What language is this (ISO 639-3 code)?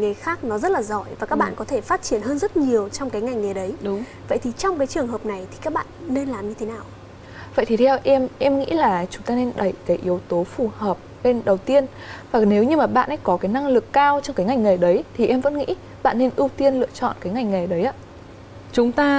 vie